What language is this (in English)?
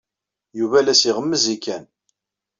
Kabyle